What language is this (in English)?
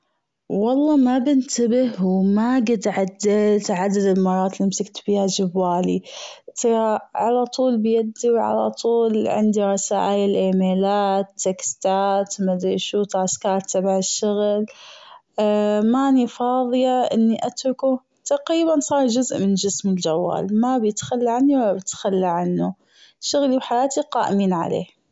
Gulf Arabic